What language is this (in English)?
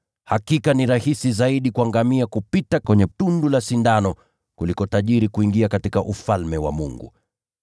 Swahili